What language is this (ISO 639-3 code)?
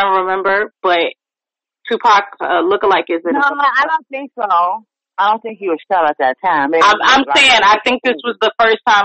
eng